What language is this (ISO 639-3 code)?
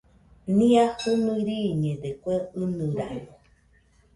hux